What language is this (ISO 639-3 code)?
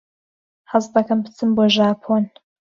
ckb